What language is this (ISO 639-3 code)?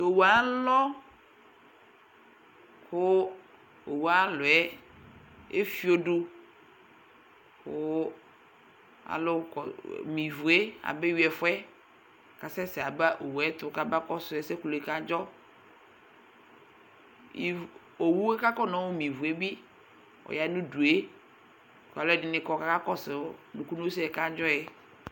kpo